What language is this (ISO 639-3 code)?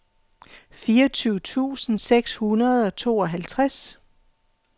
dan